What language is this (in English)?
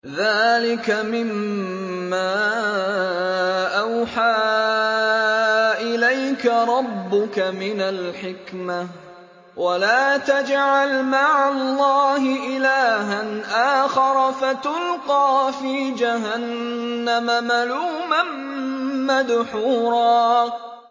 Arabic